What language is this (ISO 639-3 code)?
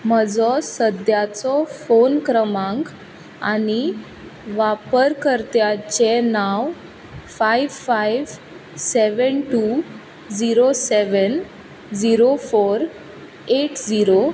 kok